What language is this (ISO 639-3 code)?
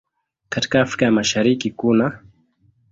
swa